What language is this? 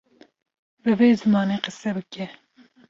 Kurdish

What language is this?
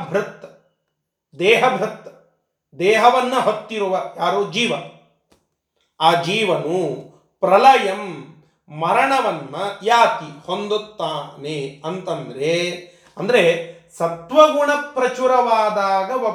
Kannada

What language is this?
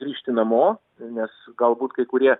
Lithuanian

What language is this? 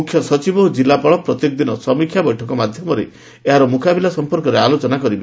Odia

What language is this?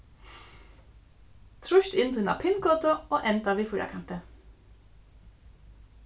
Faroese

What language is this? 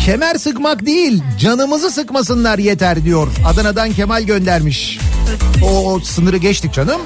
Turkish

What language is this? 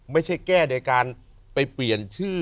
Thai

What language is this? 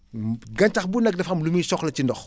Wolof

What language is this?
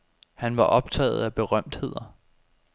Danish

